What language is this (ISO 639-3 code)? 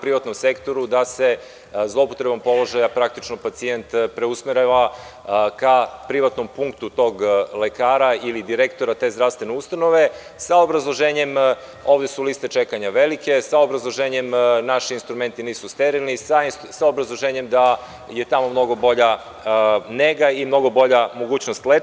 srp